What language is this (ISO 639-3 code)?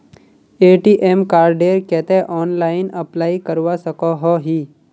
mag